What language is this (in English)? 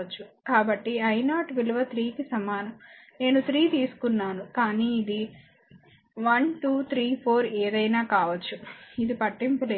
Telugu